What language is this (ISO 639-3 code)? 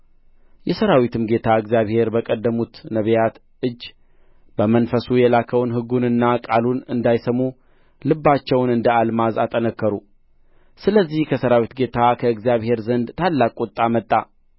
amh